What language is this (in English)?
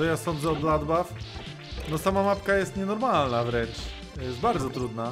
Polish